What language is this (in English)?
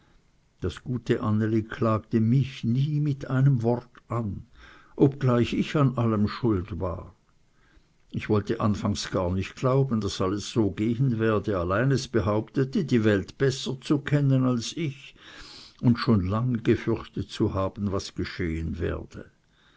German